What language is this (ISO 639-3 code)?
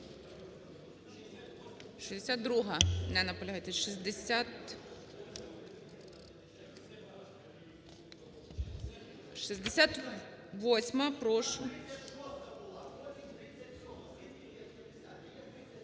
ukr